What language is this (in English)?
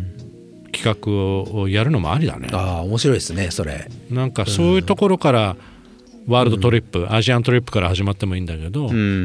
Japanese